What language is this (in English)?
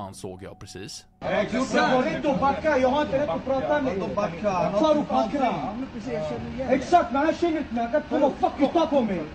Swedish